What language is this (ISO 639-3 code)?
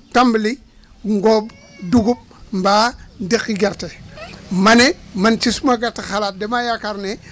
wol